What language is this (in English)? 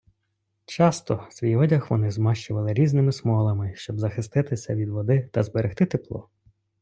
Ukrainian